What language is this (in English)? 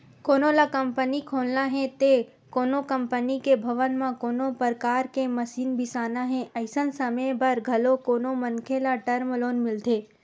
Chhattisgarhi